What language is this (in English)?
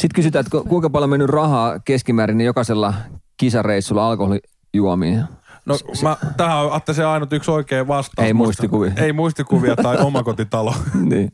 Finnish